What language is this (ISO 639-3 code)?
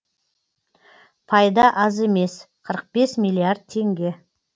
kaz